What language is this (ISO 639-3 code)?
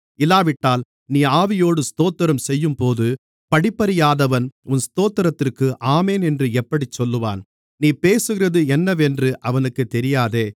tam